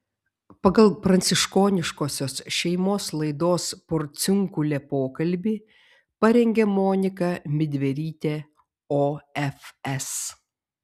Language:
Lithuanian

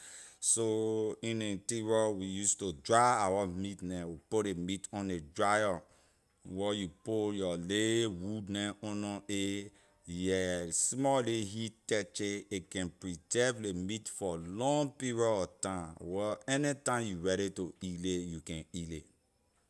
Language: Liberian English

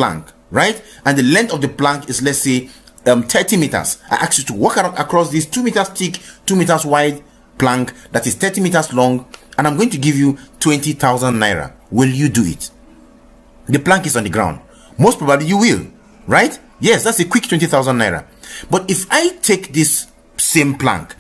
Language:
English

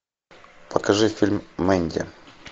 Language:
Russian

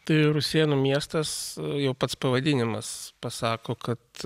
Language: Lithuanian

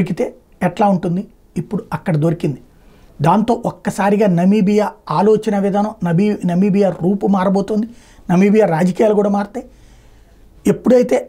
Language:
Telugu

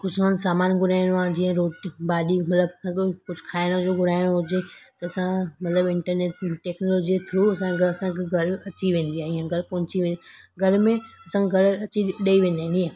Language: Sindhi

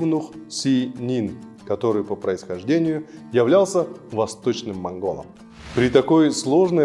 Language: Russian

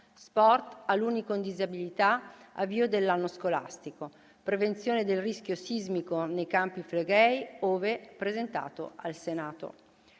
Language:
Italian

